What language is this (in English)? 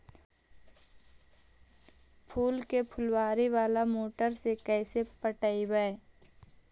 Magahi